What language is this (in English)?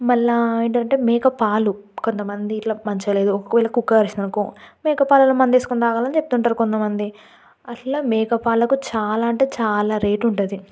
Telugu